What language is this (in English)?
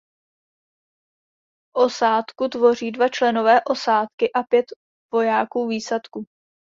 Czech